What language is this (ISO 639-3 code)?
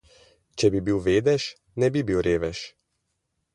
slv